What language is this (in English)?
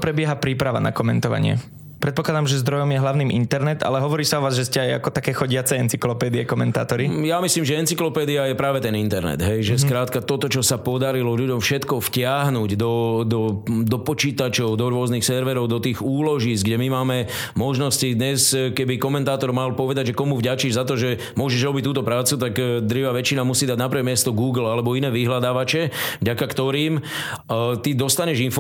Slovak